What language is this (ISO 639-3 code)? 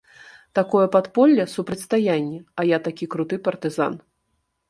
bel